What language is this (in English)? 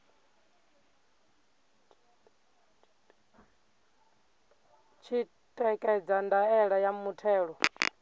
Venda